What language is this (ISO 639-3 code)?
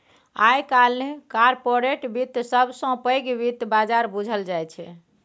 mai